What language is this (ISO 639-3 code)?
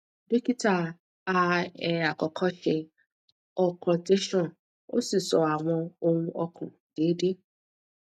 yor